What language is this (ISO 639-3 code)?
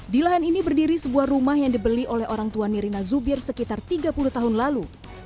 ind